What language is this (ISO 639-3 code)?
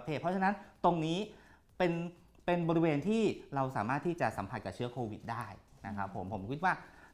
tha